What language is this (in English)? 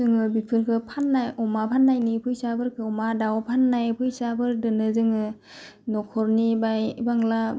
Bodo